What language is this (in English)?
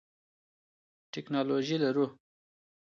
Pashto